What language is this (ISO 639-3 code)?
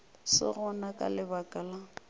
nso